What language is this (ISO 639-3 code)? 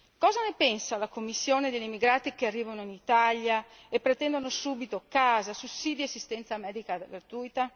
ita